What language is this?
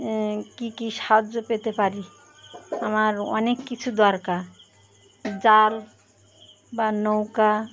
Bangla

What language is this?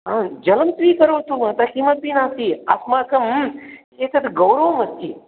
Sanskrit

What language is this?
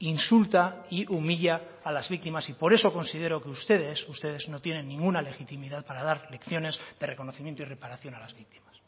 Spanish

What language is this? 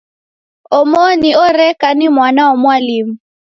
Taita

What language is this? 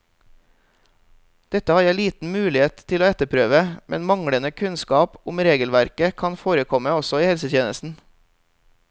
Norwegian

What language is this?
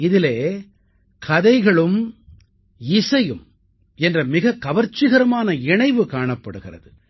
Tamil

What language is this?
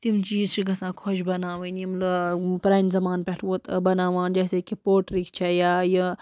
Kashmiri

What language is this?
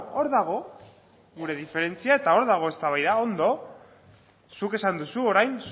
Basque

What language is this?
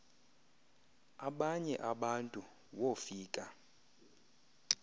Xhosa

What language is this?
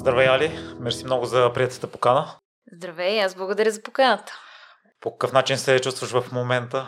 Bulgarian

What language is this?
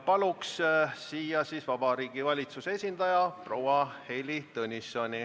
Estonian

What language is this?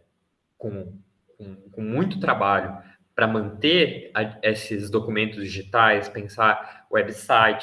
Portuguese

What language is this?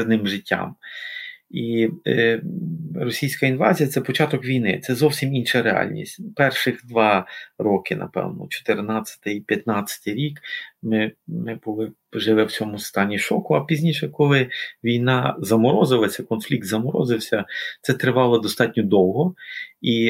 Ukrainian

